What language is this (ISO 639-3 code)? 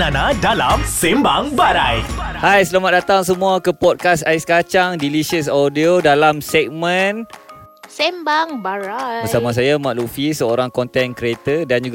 msa